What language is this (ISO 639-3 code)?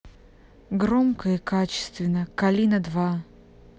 rus